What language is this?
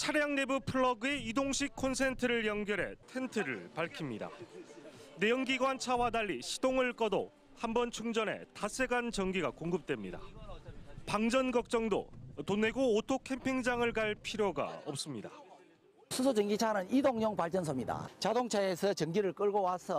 Korean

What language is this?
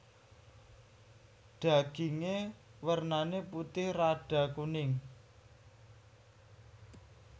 Javanese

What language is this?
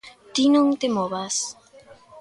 Galician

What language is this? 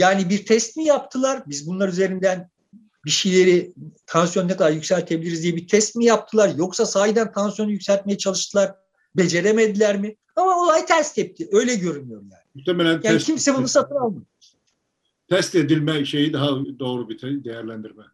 Turkish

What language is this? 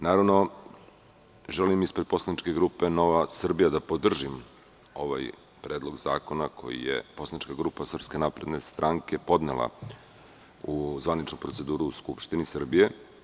Serbian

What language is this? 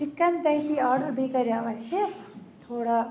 Kashmiri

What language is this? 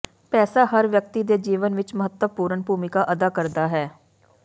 Punjabi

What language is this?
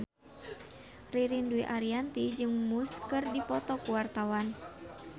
Sundanese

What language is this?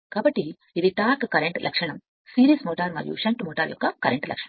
Telugu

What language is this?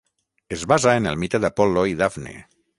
Catalan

